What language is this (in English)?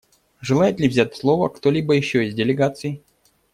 Russian